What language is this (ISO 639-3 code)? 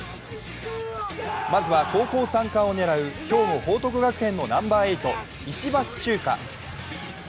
jpn